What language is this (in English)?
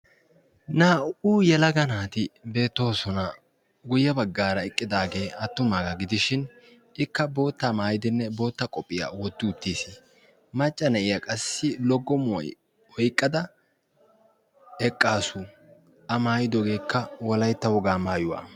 Wolaytta